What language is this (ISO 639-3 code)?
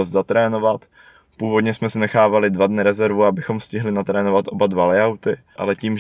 ces